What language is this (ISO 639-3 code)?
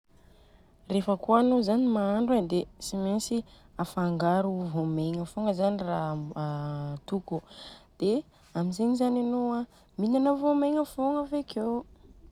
bzc